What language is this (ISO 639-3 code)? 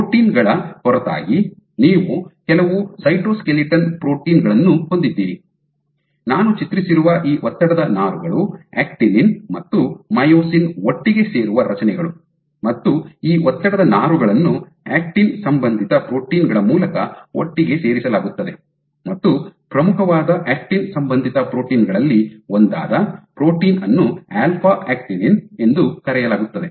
kan